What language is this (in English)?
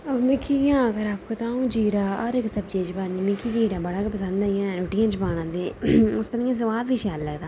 Dogri